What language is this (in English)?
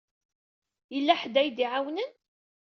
Kabyle